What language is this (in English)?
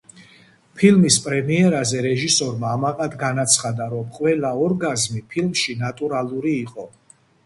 Georgian